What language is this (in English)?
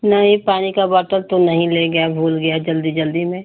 Hindi